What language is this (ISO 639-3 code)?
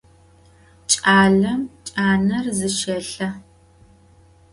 ady